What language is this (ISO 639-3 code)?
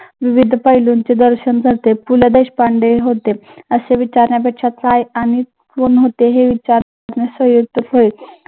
mar